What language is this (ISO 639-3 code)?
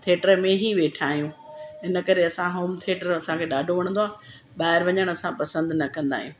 snd